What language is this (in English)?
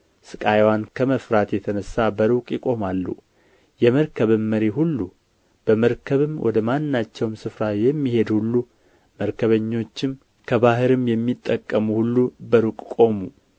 Amharic